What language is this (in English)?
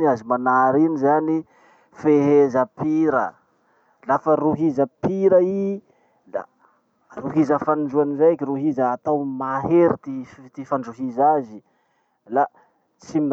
Masikoro Malagasy